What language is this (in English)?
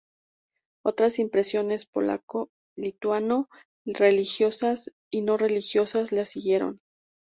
Spanish